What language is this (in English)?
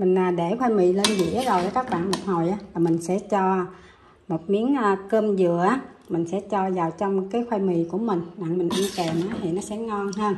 Vietnamese